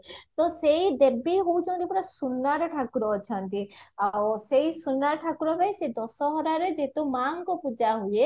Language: Odia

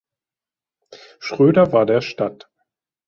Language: German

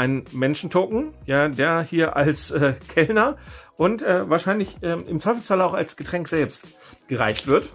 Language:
German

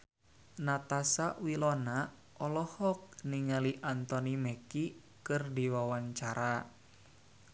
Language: Sundanese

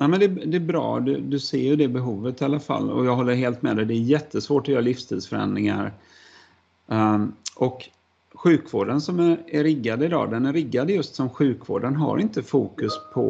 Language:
Swedish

